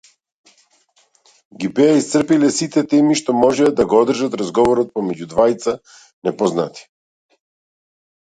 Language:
Macedonian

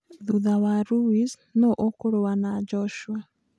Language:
Kikuyu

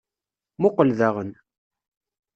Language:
Kabyle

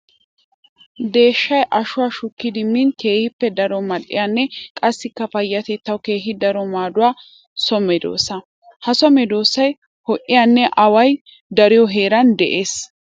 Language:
Wolaytta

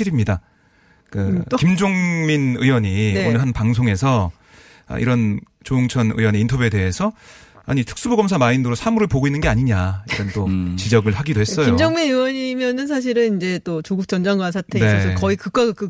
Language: Korean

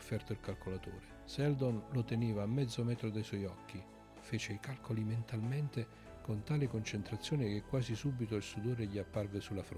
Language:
Italian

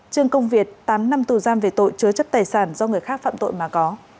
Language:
Vietnamese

